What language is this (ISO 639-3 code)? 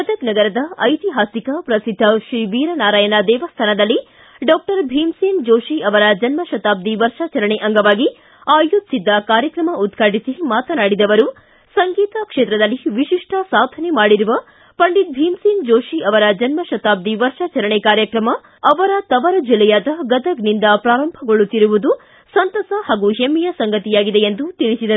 kan